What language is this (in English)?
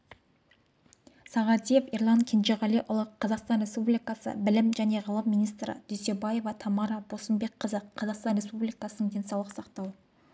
Kazakh